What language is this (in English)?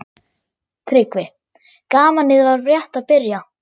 Icelandic